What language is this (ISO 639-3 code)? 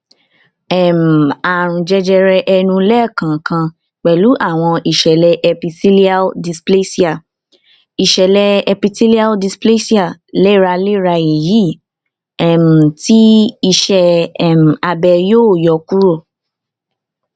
yor